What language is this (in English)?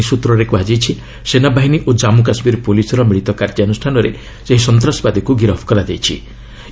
Odia